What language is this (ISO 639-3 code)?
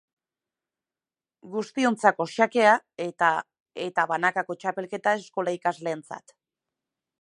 eus